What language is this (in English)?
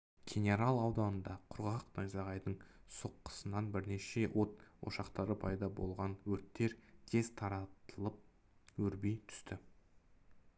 Kazakh